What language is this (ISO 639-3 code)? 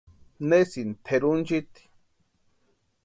pua